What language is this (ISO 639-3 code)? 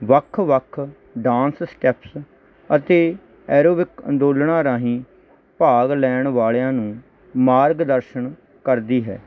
pan